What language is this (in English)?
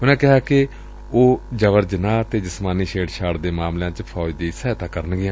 Punjabi